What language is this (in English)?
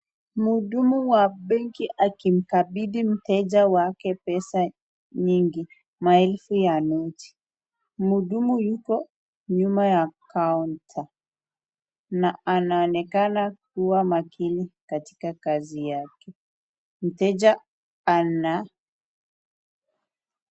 Swahili